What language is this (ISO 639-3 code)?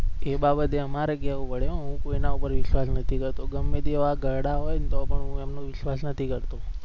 guj